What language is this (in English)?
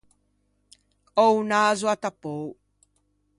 Ligurian